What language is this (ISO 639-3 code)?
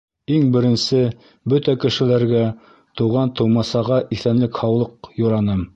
bak